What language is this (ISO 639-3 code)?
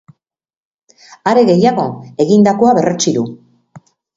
eus